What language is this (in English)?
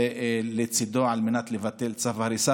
Hebrew